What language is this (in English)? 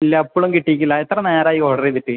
Malayalam